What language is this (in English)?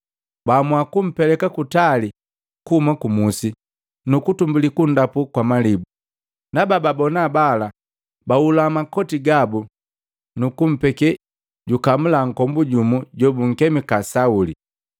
Matengo